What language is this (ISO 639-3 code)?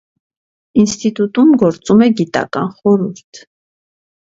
hye